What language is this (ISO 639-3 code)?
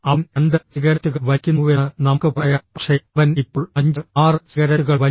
mal